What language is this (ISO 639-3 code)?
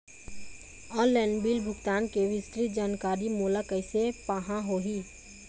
hne